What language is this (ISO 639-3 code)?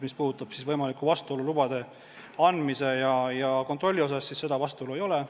est